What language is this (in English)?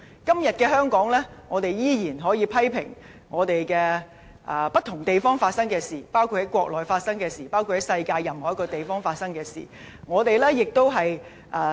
Cantonese